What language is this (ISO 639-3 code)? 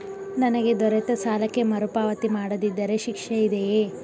kan